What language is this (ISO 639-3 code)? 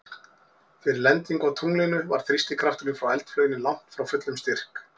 isl